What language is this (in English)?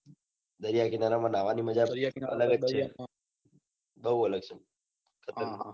Gujarati